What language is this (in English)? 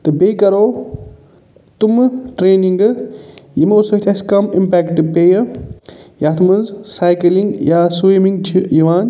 Kashmiri